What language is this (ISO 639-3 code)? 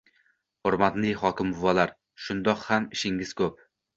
uzb